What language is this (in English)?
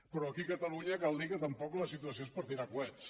Catalan